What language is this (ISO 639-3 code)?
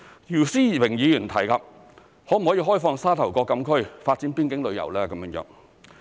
yue